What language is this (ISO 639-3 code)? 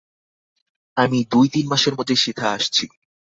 ben